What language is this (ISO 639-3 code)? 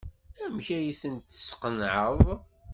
kab